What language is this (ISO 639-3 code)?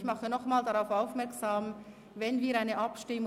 gsw